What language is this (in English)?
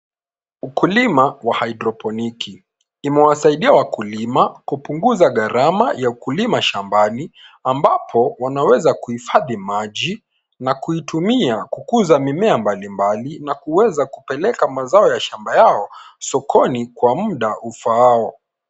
Swahili